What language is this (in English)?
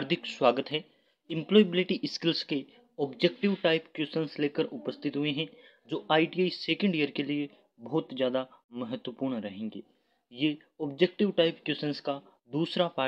Hindi